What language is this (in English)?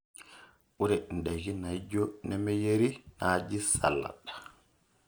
Masai